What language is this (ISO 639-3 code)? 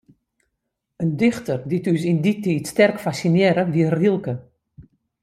fry